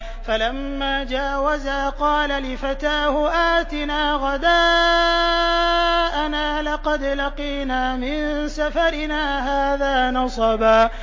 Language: Arabic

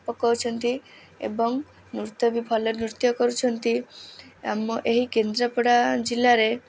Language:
Odia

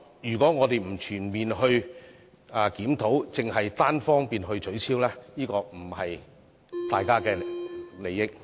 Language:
Cantonese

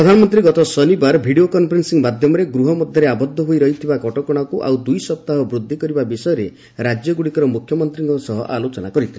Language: Odia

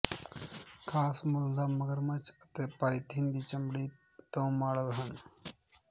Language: Punjabi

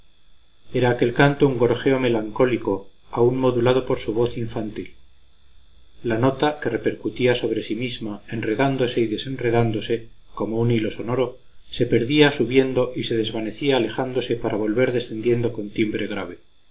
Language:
Spanish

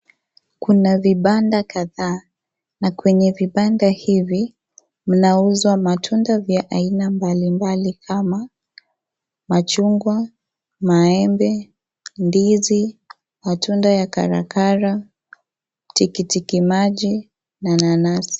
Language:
Swahili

